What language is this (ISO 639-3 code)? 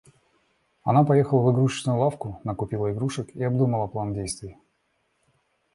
rus